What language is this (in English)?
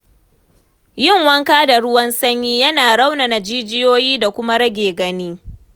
Hausa